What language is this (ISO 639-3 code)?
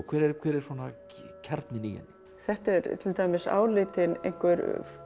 isl